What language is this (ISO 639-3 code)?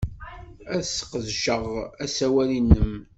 kab